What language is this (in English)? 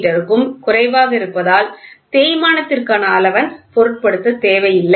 Tamil